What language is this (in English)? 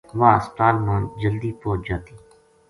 Gujari